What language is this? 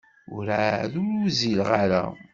Kabyle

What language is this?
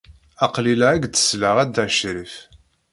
Kabyle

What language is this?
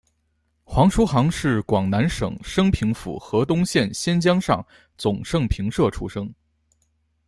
Chinese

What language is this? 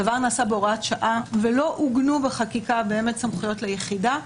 Hebrew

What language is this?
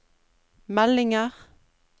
Norwegian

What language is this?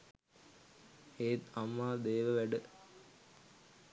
Sinhala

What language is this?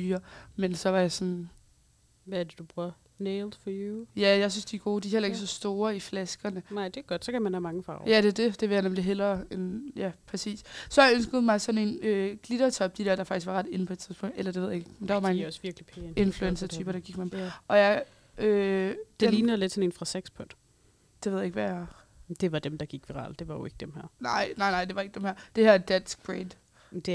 Danish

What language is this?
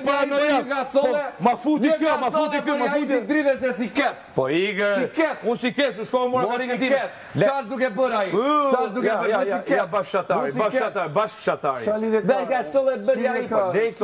Romanian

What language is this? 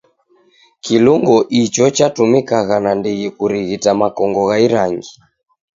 Taita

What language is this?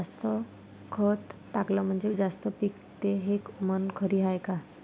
Marathi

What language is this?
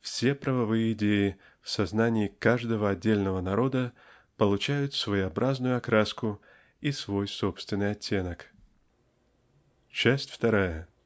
Russian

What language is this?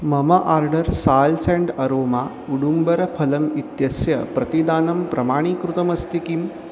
Sanskrit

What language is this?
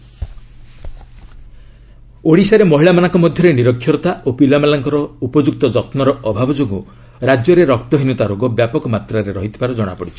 Odia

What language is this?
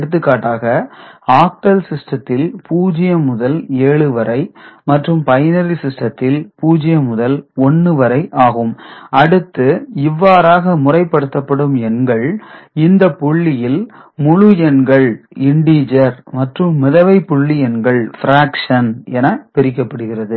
Tamil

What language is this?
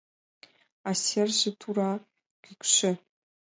Mari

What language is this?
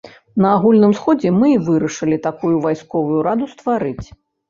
Belarusian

